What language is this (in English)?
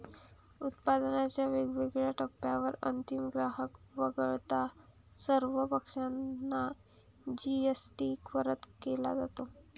Marathi